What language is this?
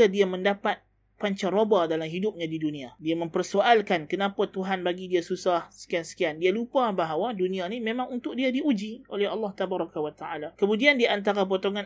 Malay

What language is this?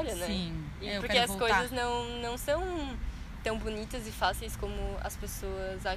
Portuguese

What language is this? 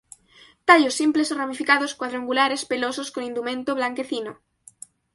Spanish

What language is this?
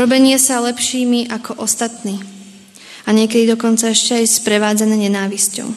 Slovak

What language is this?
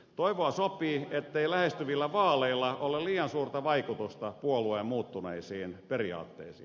Finnish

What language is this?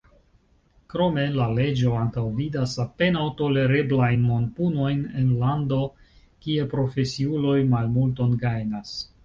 Esperanto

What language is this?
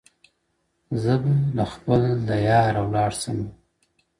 Pashto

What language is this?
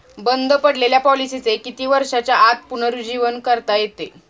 Marathi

